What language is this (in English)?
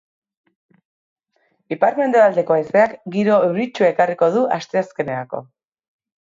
Basque